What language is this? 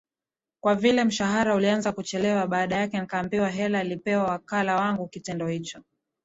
Swahili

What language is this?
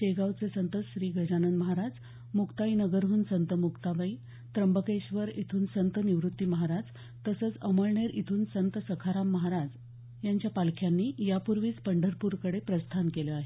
Marathi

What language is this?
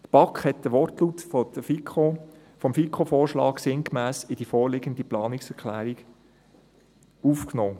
Swiss German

